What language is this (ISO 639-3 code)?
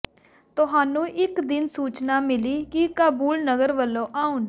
pan